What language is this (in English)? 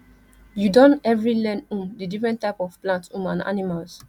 Nigerian Pidgin